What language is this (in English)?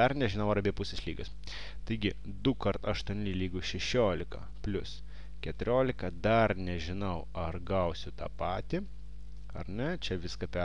Lithuanian